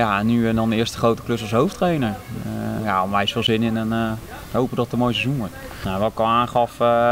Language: Dutch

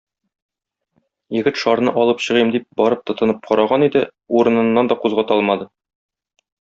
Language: Tatar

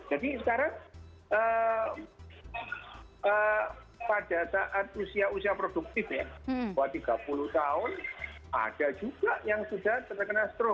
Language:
Indonesian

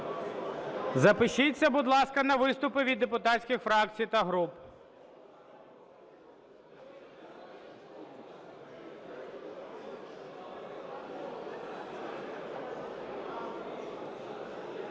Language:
Ukrainian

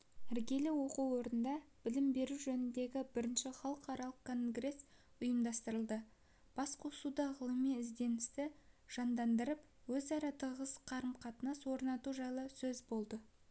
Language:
Kazakh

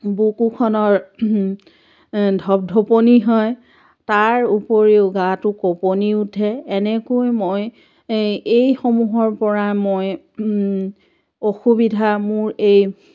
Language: Assamese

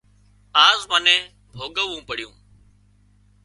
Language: Wadiyara Koli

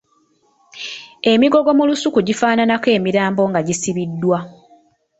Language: Ganda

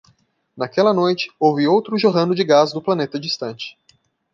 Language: Portuguese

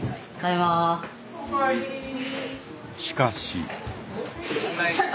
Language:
Japanese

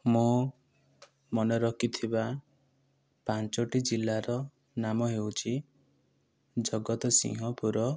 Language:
Odia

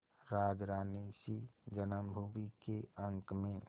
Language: Hindi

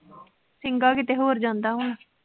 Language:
Punjabi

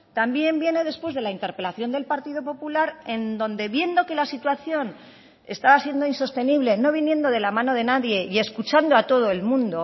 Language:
Spanish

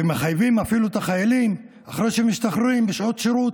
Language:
Hebrew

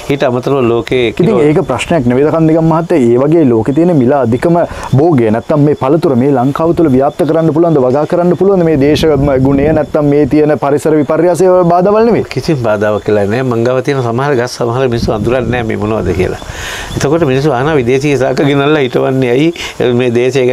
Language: Indonesian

